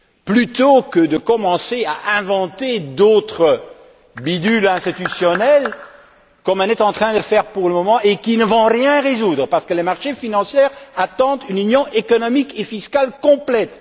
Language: French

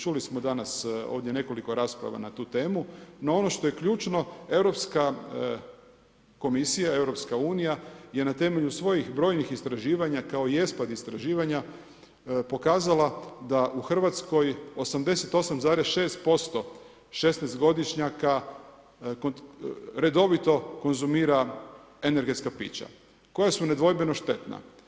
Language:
Croatian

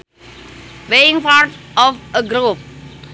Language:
Sundanese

